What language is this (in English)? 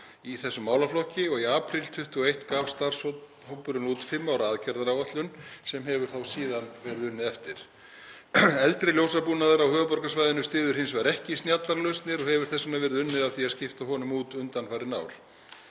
Icelandic